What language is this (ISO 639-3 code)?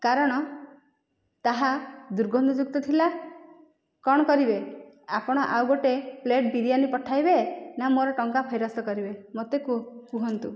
ori